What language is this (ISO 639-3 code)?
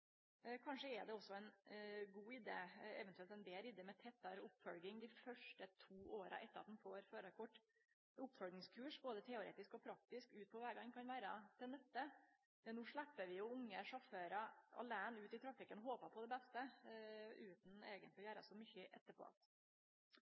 nno